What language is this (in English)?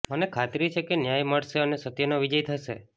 Gujarati